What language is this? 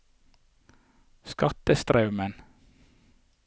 Norwegian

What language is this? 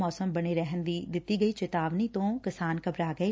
Punjabi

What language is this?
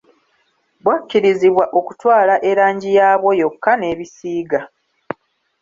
Ganda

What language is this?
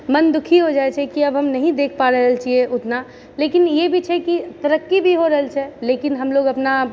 Maithili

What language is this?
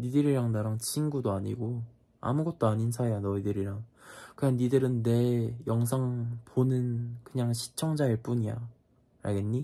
Korean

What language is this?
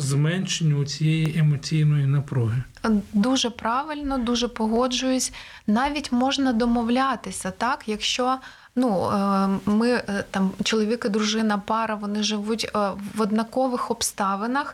Ukrainian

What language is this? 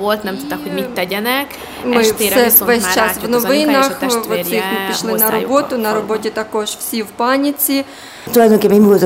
Hungarian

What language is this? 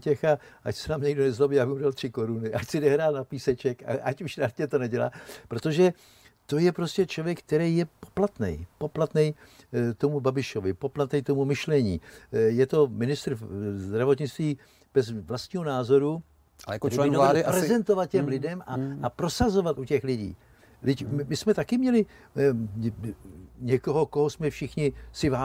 Czech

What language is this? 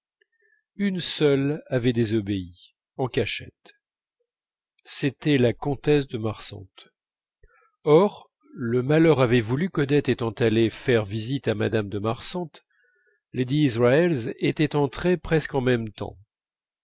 French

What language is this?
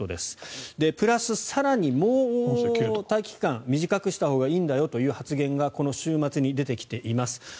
Japanese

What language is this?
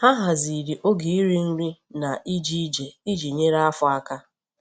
Igbo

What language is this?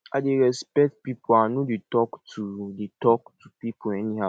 Nigerian Pidgin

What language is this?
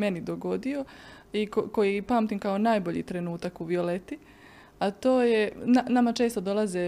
Croatian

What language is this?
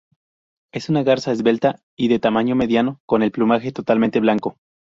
Spanish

